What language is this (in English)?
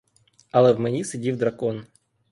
Ukrainian